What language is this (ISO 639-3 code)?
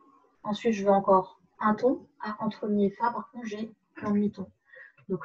fra